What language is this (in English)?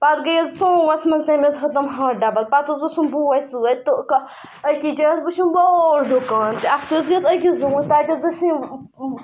Kashmiri